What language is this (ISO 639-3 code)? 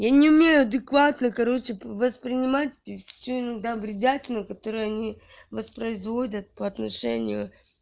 rus